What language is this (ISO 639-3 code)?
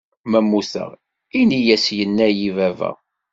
kab